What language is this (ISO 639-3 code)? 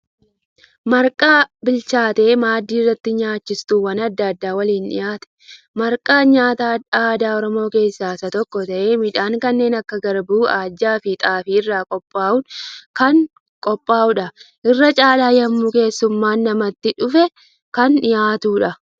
orm